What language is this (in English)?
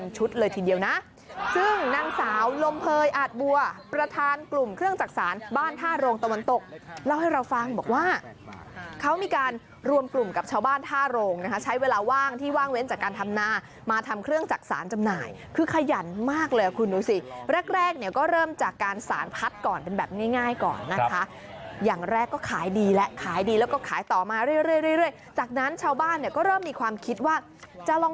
Thai